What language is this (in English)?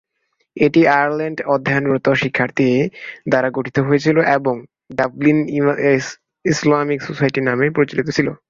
Bangla